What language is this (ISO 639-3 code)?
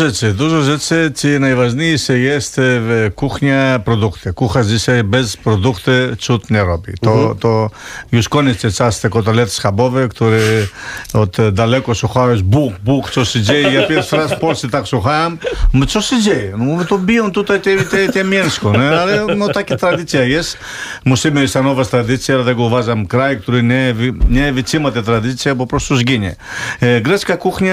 pol